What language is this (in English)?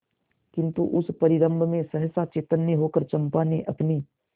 Hindi